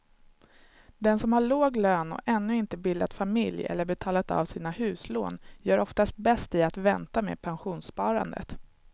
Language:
Swedish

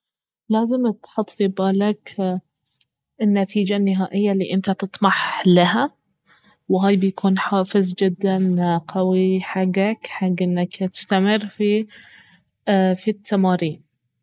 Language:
Baharna Arabic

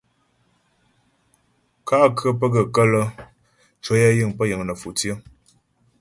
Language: Ghomala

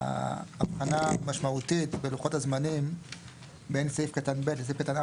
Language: Hebrew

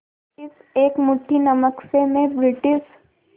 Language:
Hindi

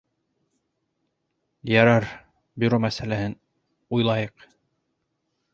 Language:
Bashkir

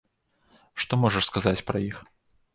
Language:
Belarusian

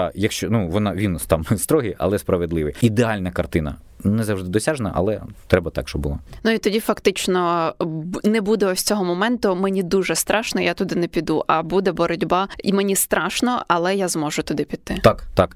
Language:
Ukrainian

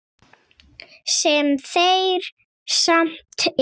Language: Icelandic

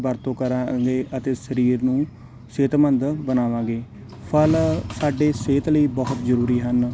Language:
Punjabi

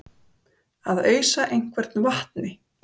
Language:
Icelandic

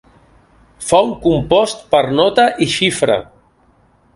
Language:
Catalan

